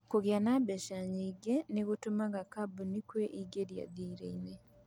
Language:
Kikuyu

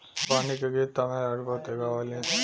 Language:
Bhojpuri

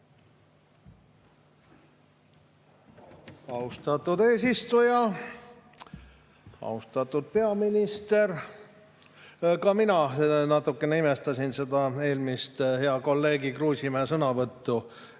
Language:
Estonian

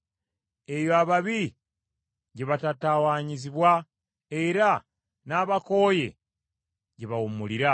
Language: Ganda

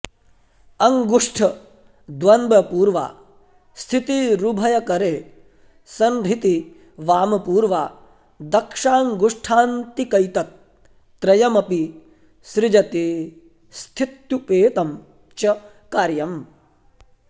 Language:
Sanskrit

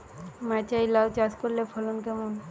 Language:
Bangla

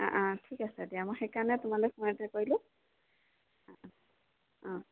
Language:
Assamese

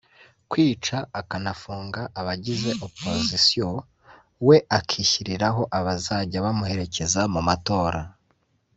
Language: Kinyarwanda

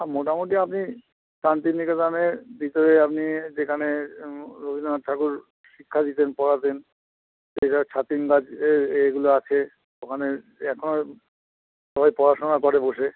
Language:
Bangla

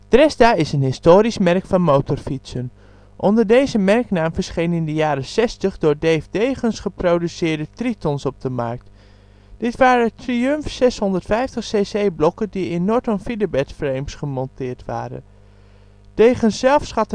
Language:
Dutch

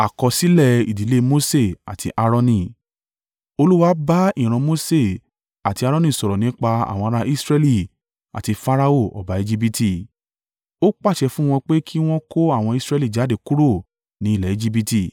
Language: Yoruba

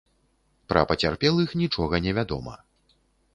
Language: Belarusian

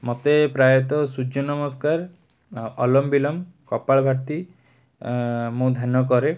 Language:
Odia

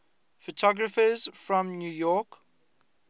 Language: English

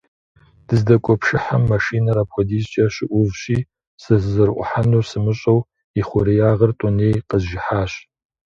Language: Kabardian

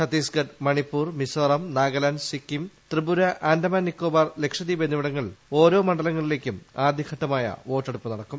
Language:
Malayalam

